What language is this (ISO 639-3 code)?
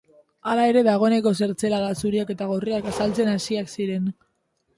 eus